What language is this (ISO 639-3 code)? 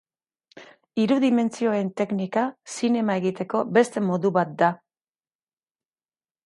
eus